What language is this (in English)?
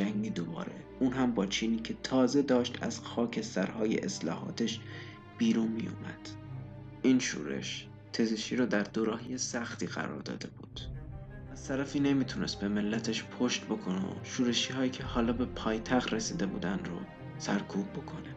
Persian